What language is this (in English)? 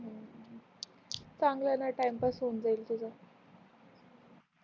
Marathi